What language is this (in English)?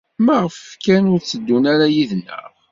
Kabyle